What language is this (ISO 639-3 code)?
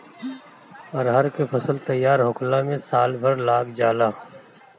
bho